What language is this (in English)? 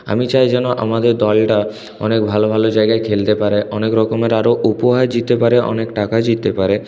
Bangla